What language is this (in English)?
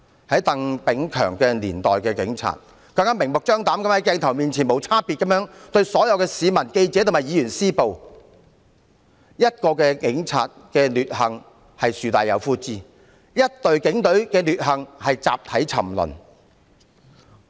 Cantonese